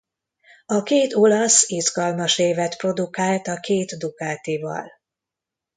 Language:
Hungarian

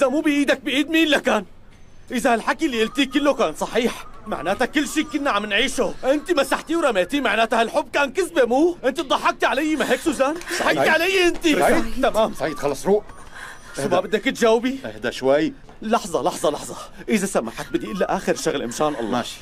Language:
Arabic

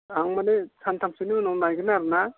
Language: Bodo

